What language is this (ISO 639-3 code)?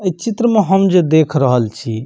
mai